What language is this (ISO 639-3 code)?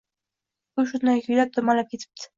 uzb